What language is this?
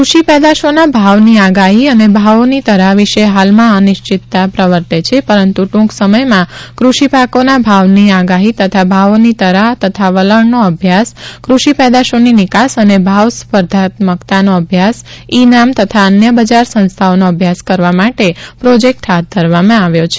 Gujarati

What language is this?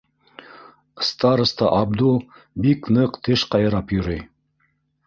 Bashkir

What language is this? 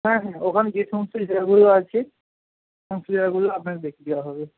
Bangla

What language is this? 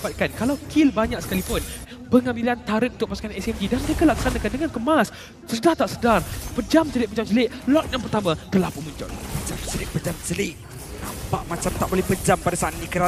Malay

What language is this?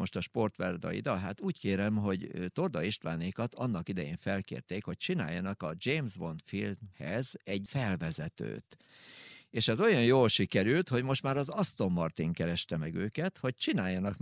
Hungarian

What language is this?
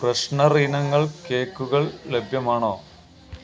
Malayalam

